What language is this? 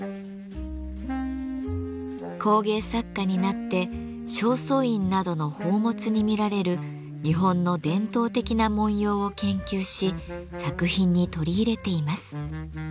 Japanese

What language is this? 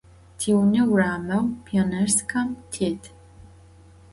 Adyghe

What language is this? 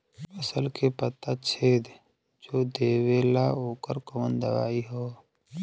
Bhojpuri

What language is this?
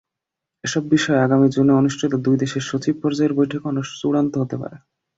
Bangla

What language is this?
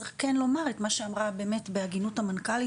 Hebrew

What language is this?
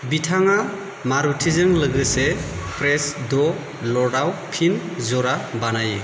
Bodo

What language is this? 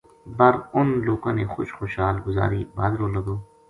Gujari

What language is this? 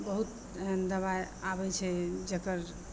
Maithili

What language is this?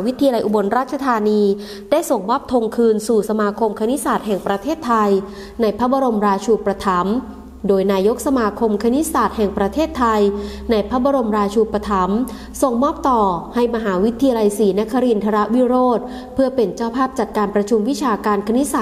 Thai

